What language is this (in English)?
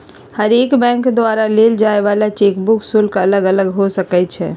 Magahi